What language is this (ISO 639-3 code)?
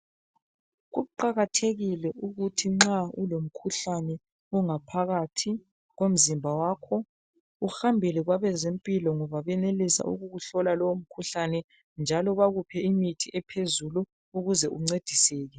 nde